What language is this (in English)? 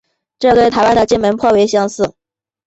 Chinese